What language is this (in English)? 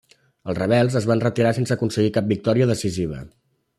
Catalan